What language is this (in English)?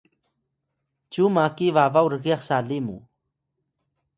Atayal